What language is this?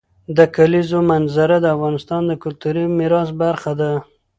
Pashto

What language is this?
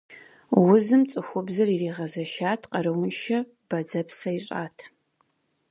Kabardian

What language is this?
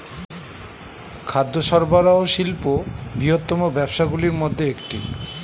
Bangla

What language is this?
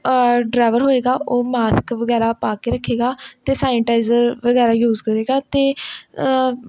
Punjabi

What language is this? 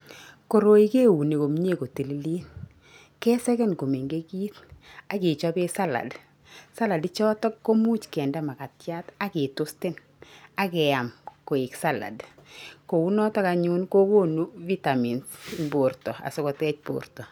Kalenjin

